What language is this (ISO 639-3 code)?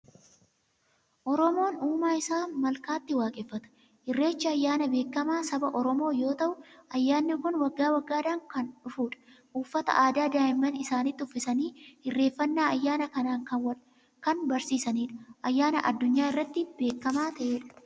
orm